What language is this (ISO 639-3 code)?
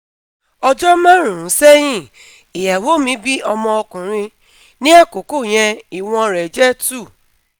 yor